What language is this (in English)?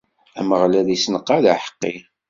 Kabyle